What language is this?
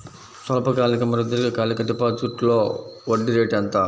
Telugu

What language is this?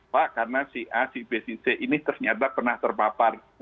Indonesian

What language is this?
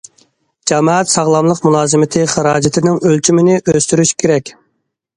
Uyghur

